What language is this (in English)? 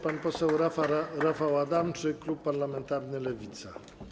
Polish